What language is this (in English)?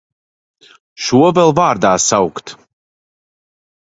Latvian